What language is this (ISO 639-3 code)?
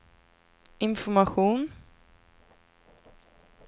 swe